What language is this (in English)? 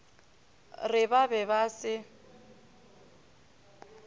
Northern Sotho